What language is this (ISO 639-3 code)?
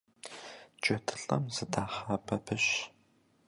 kbd